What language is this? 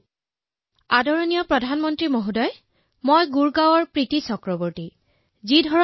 Assamese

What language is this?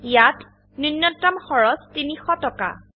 Assamese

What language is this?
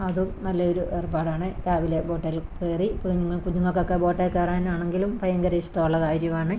Malayalam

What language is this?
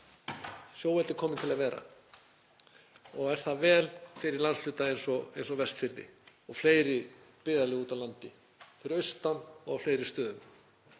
Icelandic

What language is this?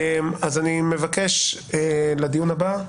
Hebrew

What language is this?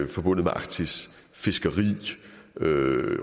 Danish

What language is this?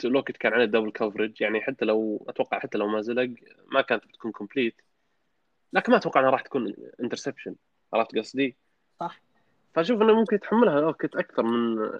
Arabic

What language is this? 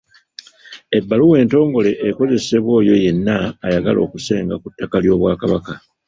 Ganda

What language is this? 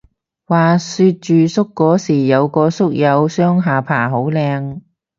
Cantonese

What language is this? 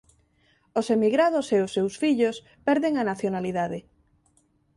Galician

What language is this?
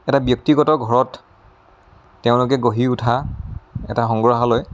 Assamese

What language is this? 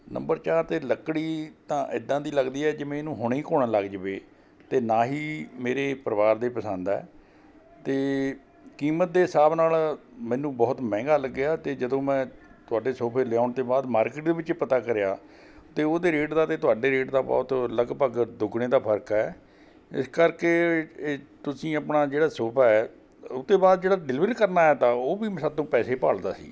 Punjabi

